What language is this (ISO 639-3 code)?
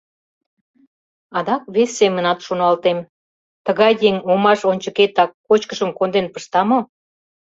chm